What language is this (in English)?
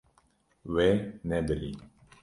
Kurdish